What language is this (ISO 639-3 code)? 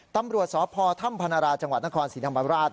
tha